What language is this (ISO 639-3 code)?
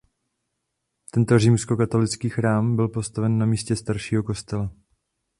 ces